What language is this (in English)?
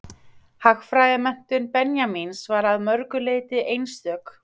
Icelandic